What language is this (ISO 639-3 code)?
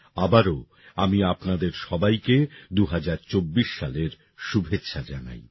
ben